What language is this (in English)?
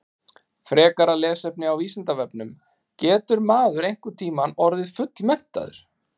Icelandic